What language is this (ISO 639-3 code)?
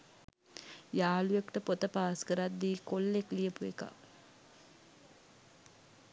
sin